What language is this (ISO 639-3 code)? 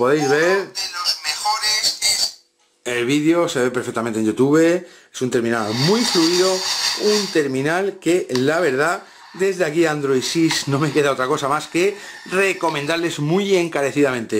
spa